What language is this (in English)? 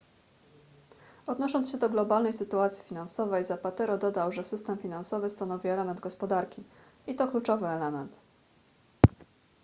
Polish